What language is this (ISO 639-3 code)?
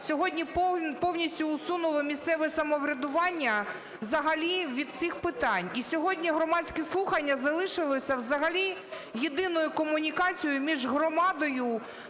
ukr